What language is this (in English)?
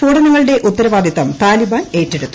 Malayalam